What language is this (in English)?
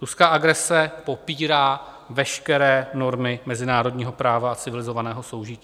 Czech